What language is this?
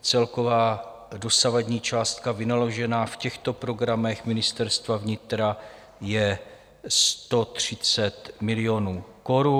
Czech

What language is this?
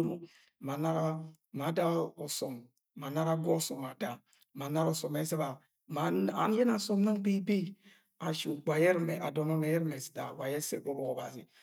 Agwagwune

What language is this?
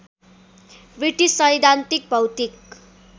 Nepali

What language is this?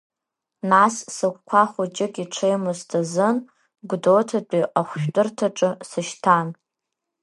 Abkhazian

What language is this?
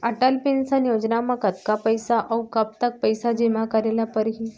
Chhattisgarhi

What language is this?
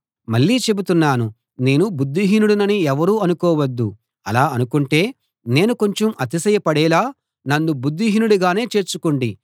Telugu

